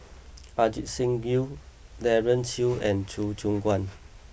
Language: English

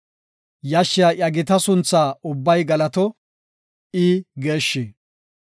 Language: Gofa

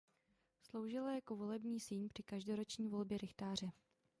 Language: Czech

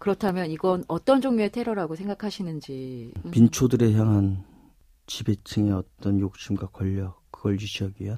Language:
Korean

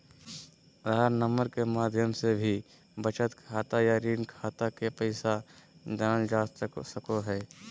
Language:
Magahi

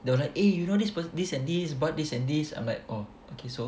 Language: English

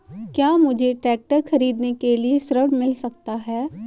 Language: Hindi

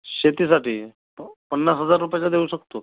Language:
Marathi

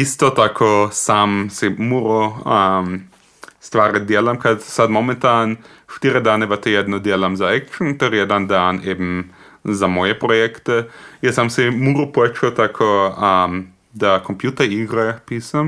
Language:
Croatian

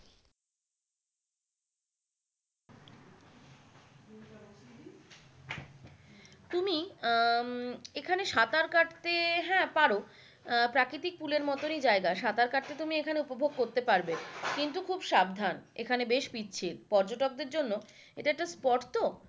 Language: Bangla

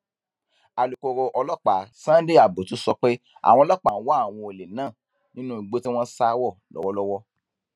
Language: Yoruba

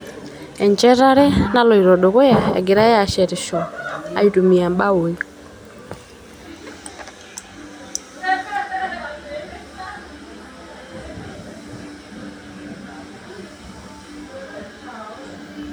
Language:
Masai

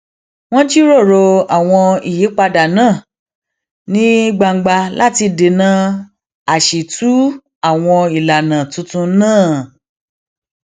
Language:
Yoruba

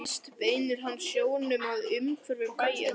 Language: Icelandic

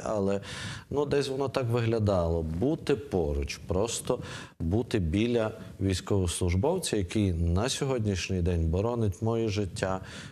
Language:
Ukrainian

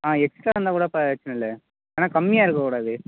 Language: Tamil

